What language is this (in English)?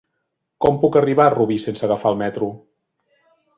Catalan